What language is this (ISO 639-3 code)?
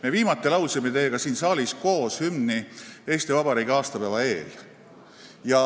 est